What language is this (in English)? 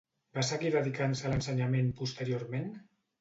Catalan